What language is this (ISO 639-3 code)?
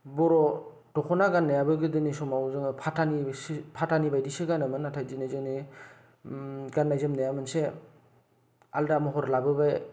brx